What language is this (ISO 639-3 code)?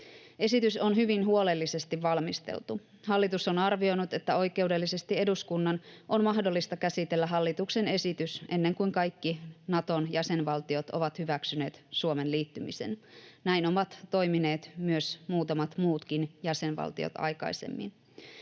fin